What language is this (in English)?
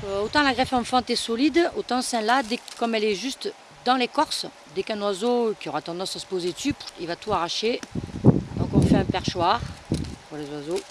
French